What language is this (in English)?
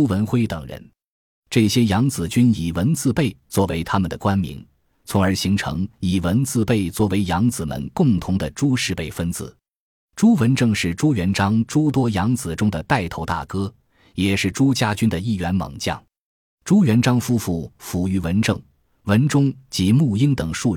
Chinese